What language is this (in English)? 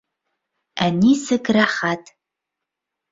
Bashkir